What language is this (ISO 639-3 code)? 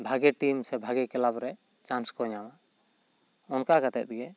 sat